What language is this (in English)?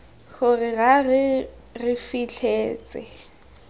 Tswana